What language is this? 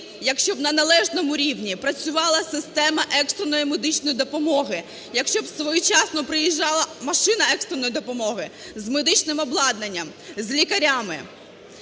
Ukrainian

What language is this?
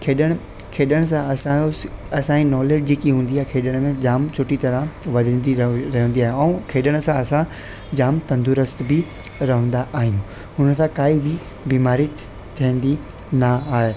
Sindhi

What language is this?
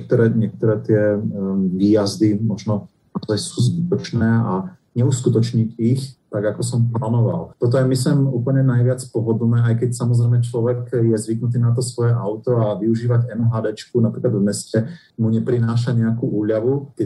Slovak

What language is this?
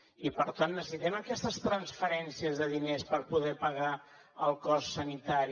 Catalan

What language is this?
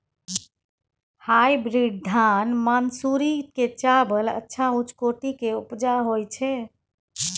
Maithili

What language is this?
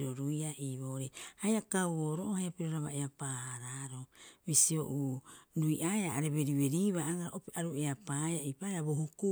Rapoisi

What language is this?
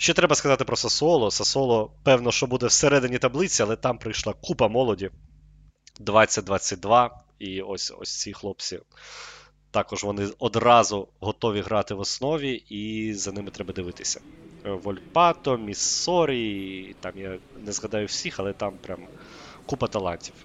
Ukrainian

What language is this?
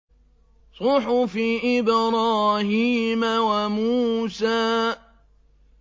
Arabic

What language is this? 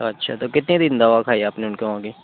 Urdu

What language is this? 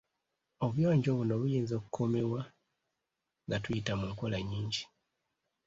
Ganda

